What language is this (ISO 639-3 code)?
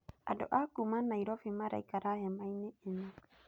kik